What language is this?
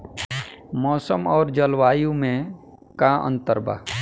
Bhojpuri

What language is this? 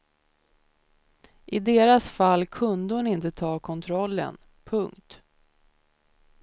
Swedish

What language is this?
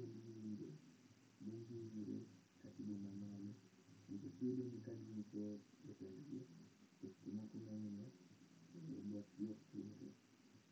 Luo (Kenya and Tanzania)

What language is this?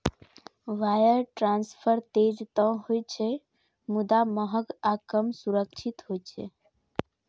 Maithili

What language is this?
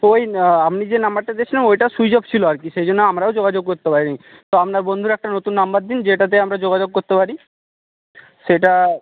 Bangla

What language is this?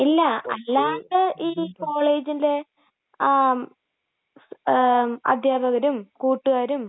Malayalam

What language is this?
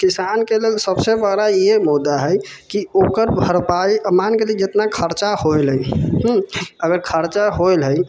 Maithili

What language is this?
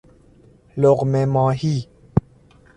Persian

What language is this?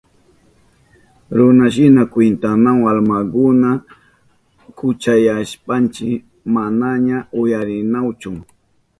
Southern Pastaza Quechua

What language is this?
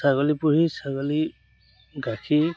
Assamese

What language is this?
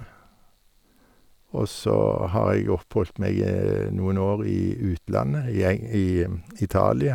Norwegian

